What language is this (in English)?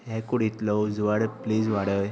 Konkani